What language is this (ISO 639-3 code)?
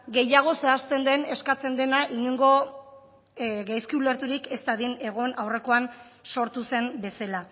eus